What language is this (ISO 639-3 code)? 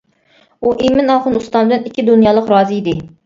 uig